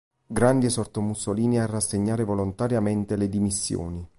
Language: Italian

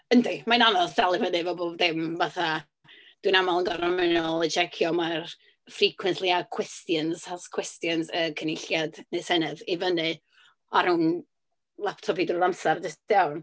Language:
Welsh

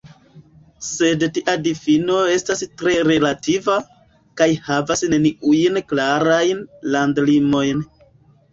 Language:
Esperanto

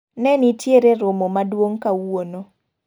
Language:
Luo (Kenya and Tanzania)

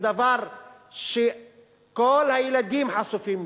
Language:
Hebrew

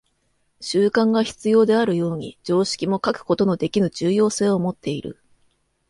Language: Japanese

